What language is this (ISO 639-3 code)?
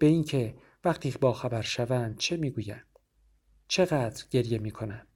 fas